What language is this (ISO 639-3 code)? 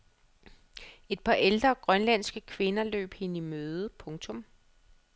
dan